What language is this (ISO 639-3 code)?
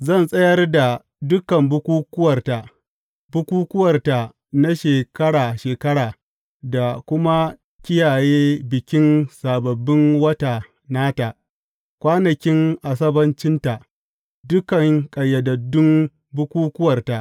hau